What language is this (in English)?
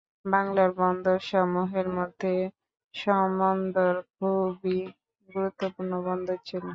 Bangla